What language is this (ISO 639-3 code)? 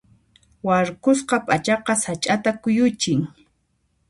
qxp